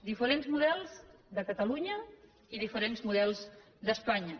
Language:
Catalan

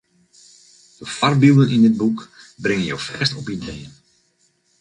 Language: Western Frisian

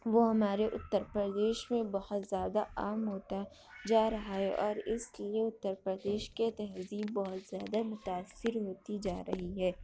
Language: Urdu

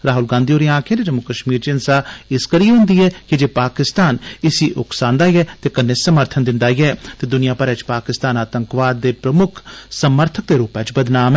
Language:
Dogri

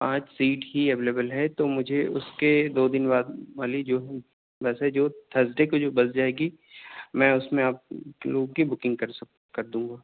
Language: Urdu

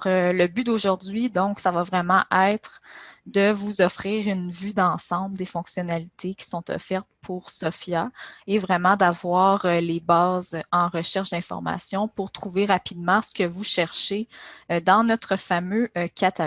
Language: French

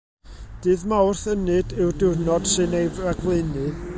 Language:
Welsh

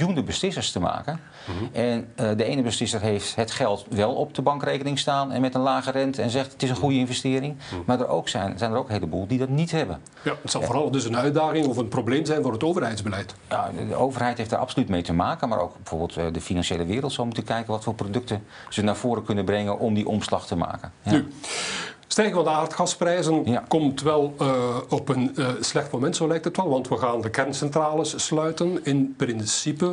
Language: Dutch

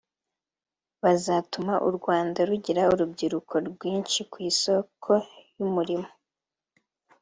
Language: Kinyarwanda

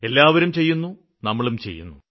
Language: Malayalam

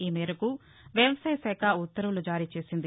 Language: Telugu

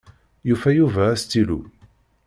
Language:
Kabyle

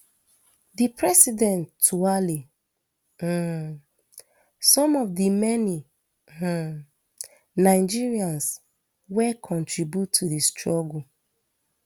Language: Nigerian Pidgin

